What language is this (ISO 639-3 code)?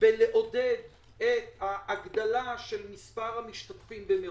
heb